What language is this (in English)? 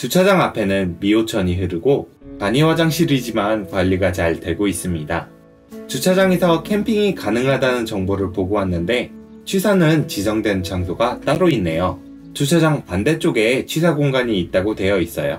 Korean